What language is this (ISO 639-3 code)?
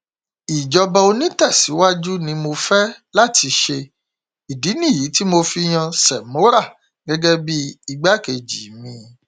yor